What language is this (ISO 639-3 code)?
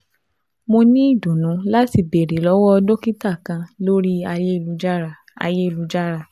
yor